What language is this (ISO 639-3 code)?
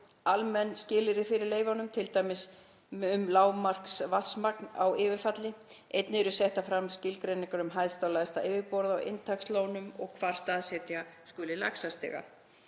isl